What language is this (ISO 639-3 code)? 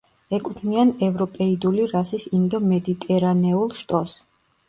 kat